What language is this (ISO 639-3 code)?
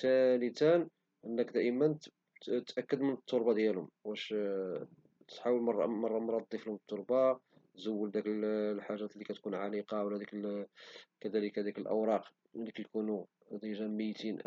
ary